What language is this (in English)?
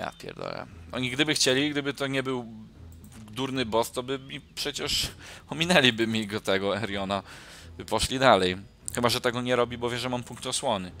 Polish